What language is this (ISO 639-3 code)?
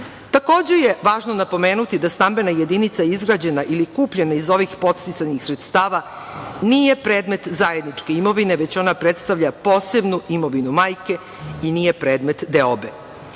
srp